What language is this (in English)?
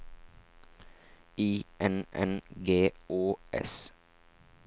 Norwegian